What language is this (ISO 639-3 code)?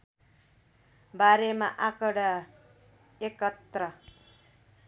nep